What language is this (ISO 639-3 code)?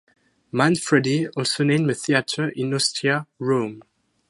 eng